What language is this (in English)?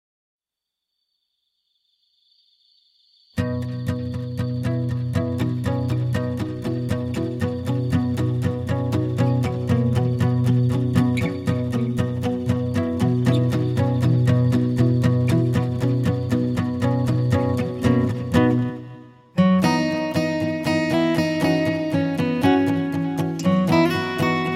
Korean